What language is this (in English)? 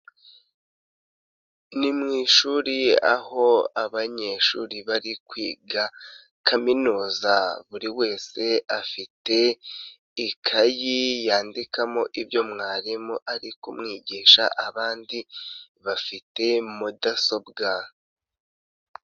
Kinyarwanda